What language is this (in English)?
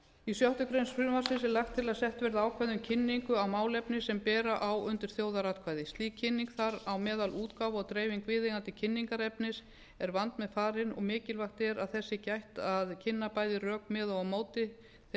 Icelandic